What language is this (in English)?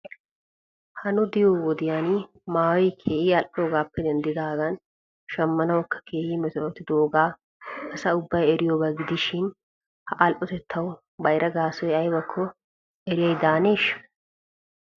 Wolaytta